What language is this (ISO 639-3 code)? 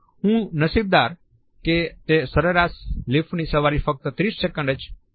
guj